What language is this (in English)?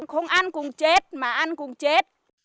Vietnamese